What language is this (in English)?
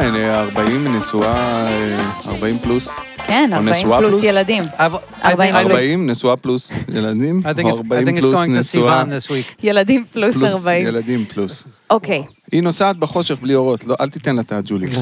Hebrew